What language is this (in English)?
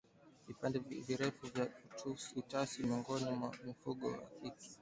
Swahili